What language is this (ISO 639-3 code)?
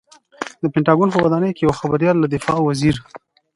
pus